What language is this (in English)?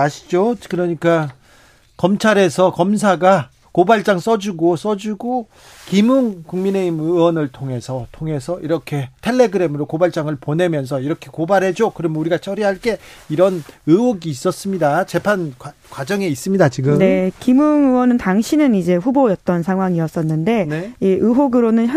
Korean